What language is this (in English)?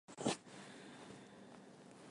Chinese